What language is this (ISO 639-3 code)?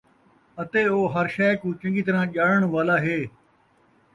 skr